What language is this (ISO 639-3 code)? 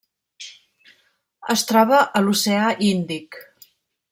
cat